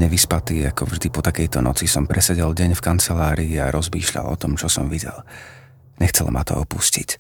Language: Slovak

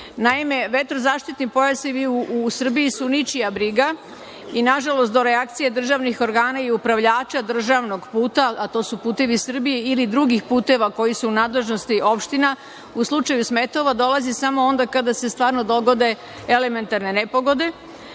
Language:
Serbian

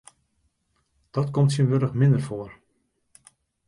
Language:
Western Frisian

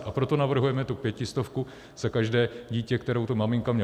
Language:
Czech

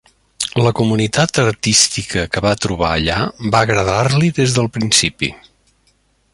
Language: Catalan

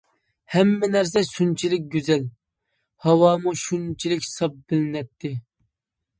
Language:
Uyghur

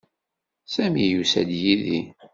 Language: Kabyle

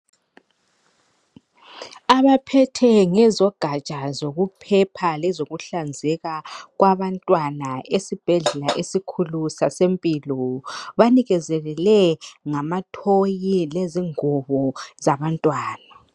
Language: North Ndebele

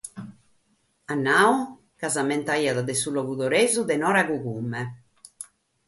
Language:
Sardinian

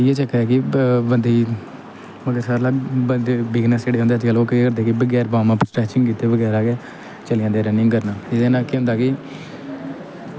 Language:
Dogri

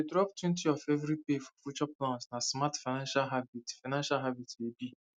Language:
Nigerian Pidgin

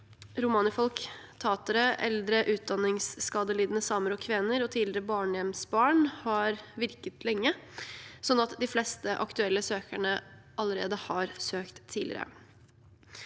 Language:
Norwegian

